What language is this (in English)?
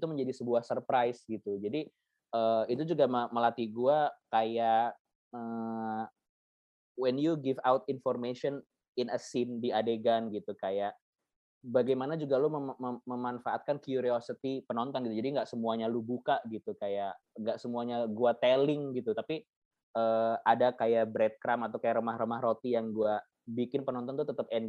Indonesian